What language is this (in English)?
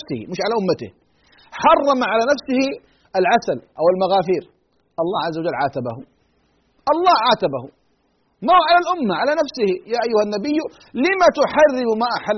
Arabic